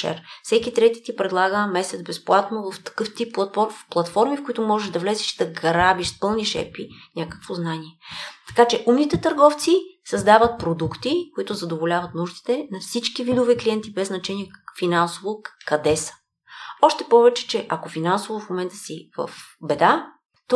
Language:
Bulgarian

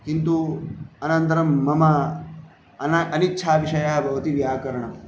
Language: Sanskrit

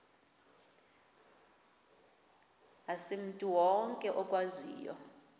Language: Xhosa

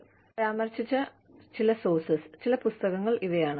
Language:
Malayalam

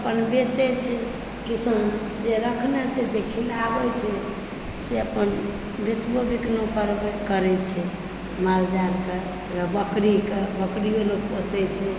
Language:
Maithili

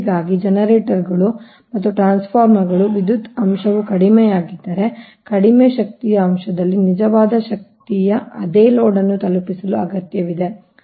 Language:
Kannada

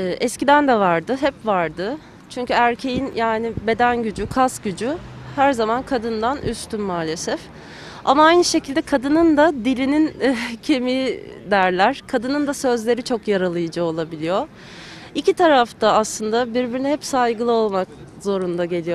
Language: Turkish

